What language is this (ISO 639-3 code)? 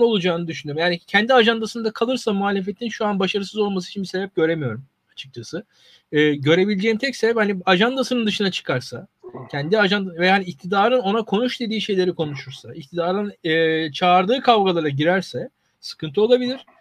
tur